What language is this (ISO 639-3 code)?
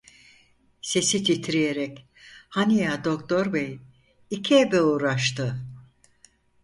tur